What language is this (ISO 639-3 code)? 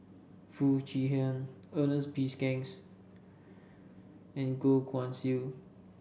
eng